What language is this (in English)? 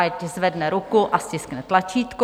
Czech